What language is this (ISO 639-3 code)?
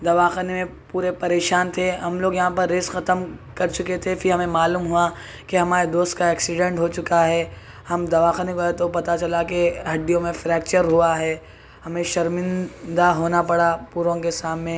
urd